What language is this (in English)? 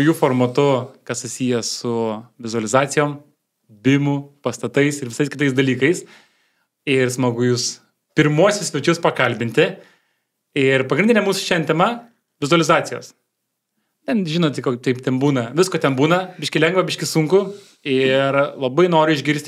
Lithuanian